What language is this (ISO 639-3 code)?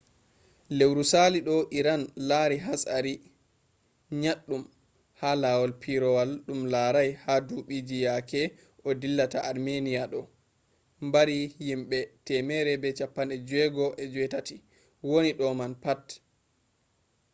ful